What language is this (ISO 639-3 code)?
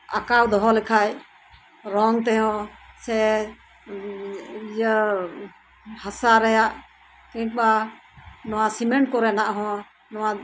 sat